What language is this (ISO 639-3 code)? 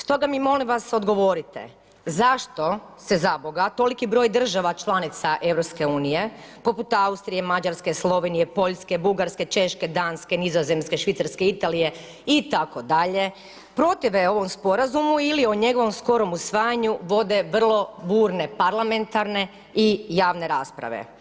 hrv